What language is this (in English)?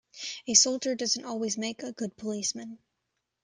English